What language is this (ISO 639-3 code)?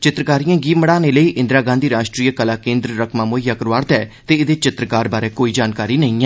doi